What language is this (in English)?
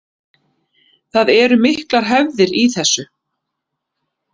Icelandic